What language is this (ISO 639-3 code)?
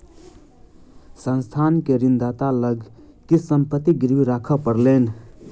mai